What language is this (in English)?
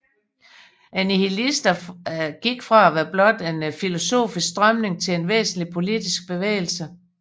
Danish